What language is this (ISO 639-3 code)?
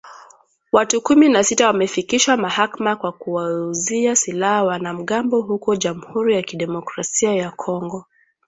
swa